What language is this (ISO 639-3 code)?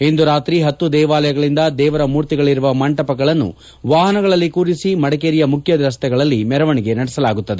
kan